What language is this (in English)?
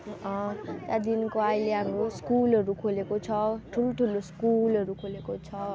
Nepali